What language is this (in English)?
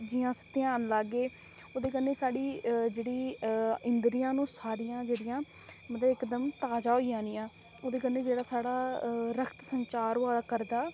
Dogri